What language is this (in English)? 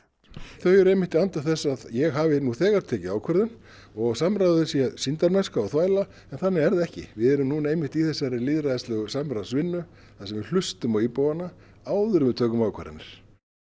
Icelandic